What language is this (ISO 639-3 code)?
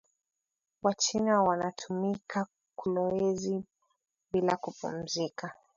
swa